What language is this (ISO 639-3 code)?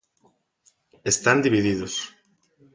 glg